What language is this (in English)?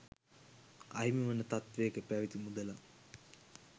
Sinhala